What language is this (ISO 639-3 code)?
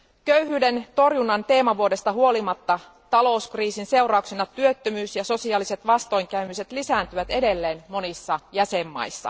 fin